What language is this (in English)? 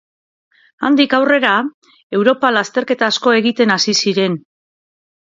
Basque